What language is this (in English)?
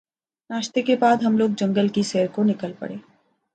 Urdu